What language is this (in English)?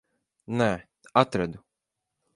Latvian